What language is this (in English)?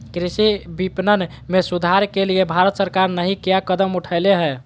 Magahi